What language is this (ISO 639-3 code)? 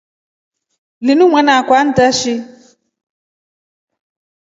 rof